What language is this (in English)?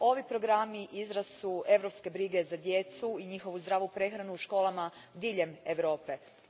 Croatian